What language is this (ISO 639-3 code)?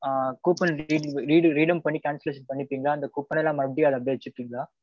tam